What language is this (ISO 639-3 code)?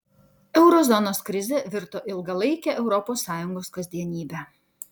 lit